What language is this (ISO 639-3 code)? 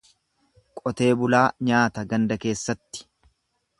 orm